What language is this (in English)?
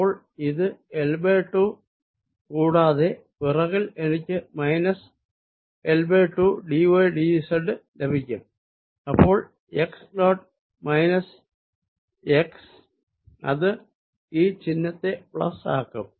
Malayalam